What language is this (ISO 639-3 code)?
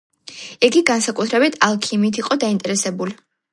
kat